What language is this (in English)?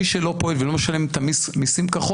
Hebrew